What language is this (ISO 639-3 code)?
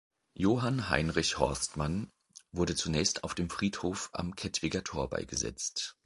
deu